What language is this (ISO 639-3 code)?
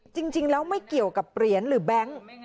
tha